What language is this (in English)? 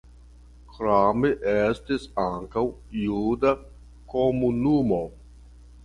Esperanto